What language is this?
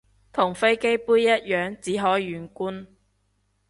Cantonese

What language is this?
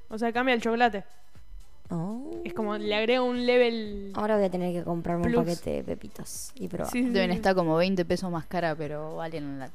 Spanish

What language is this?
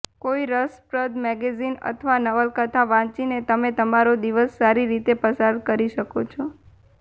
Gujarati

